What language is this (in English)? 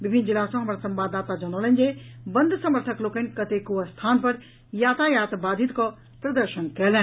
Maithili